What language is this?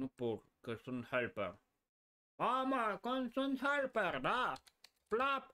Romanian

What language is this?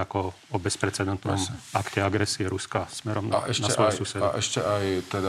Slovak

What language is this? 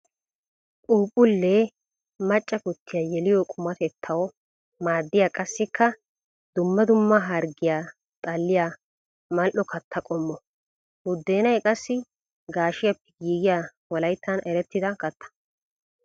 Wolaytta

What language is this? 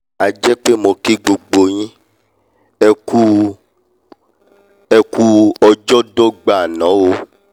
Yoruba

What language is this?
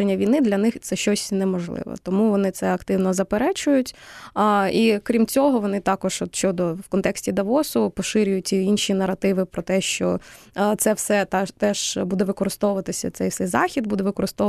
Ukrainian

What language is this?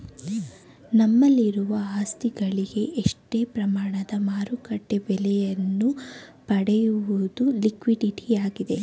Kannada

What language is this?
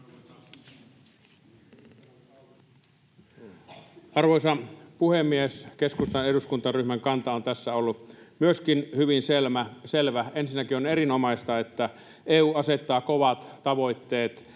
Finnish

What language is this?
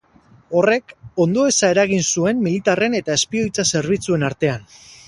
Basque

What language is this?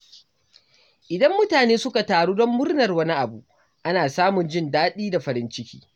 Hausa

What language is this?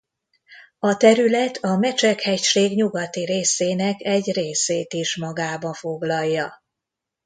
Hungarian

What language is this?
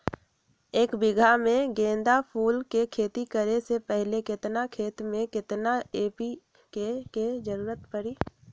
Magahi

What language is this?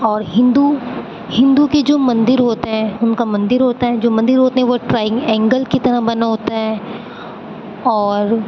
Urdu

